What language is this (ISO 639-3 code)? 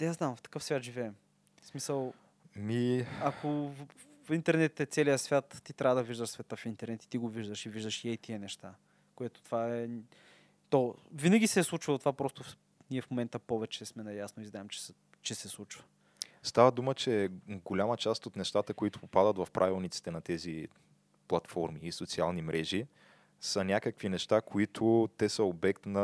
bul